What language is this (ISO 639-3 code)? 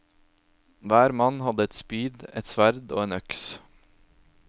nor